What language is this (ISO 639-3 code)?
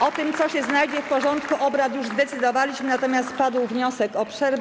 pol